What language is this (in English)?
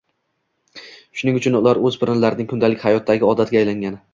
Uzbek